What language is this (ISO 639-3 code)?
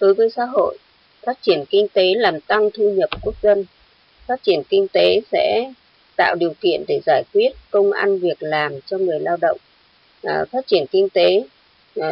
vie